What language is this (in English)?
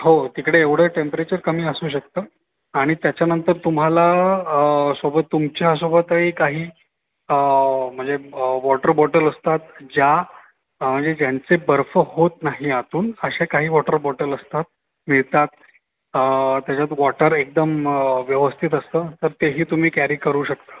Marathi